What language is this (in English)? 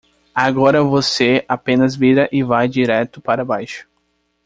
Portuguese